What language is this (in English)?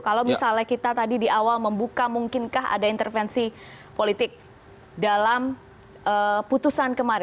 Indonesian